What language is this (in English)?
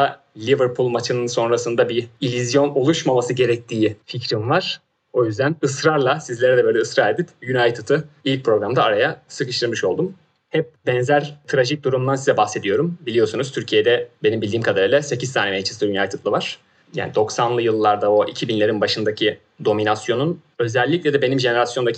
Turkish